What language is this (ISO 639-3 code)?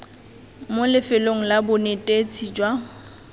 tsn